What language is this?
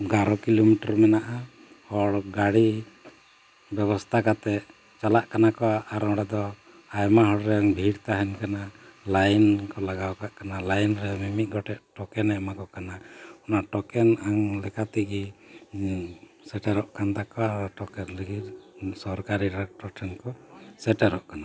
Santali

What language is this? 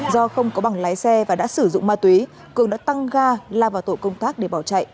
Vietnamese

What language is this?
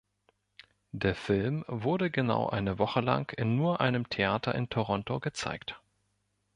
German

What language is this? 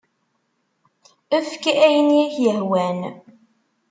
Kabyle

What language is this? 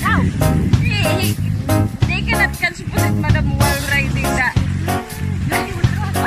Polish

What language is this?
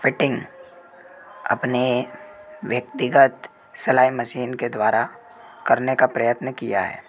Hindi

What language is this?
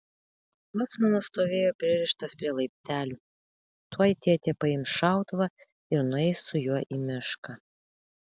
Lithuanian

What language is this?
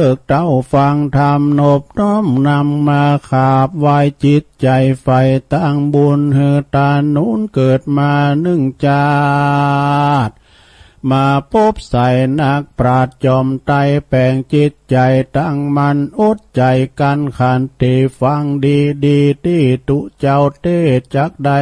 Thai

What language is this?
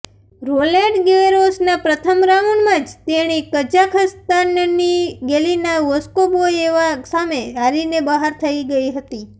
Gujarati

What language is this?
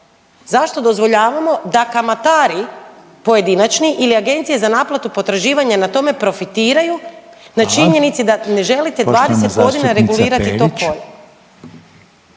Croatian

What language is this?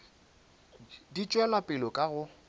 Northern Sotho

